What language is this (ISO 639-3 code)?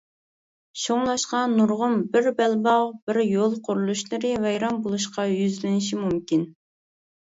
uig